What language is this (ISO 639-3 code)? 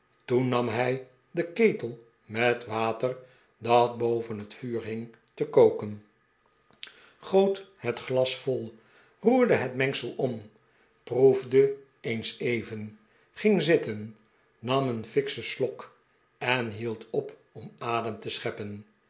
nld